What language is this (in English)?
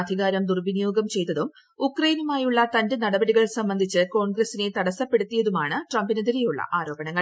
Malayalam